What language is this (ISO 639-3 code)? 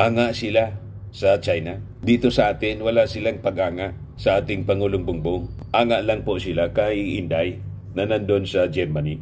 fil